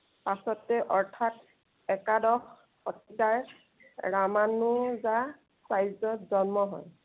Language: Assamese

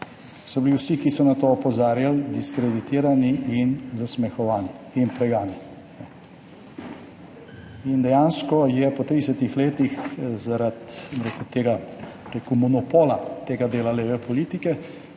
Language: Slovenian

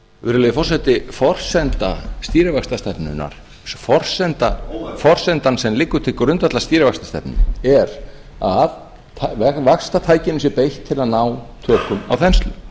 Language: Icelandic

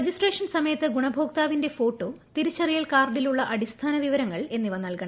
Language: Malayalam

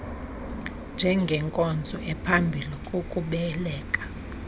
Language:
Xhosa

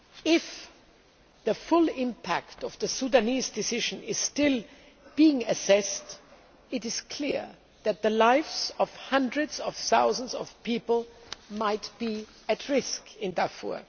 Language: English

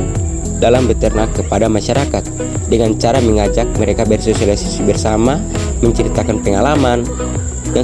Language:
Indonesian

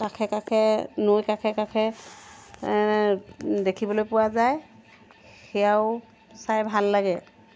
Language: Assamese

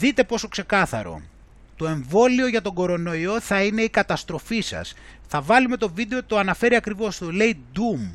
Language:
Greek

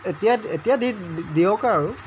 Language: Assamese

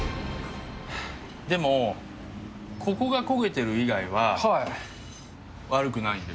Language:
Japanese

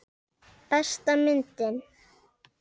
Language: Icelandic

